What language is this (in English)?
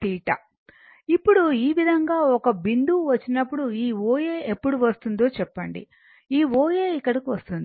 Telugu